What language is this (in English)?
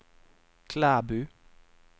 Norwegian